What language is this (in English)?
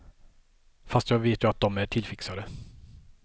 Swedish